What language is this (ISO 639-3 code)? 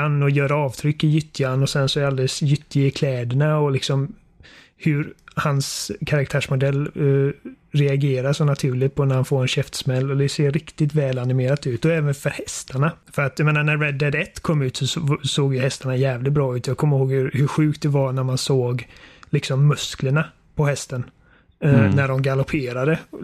swe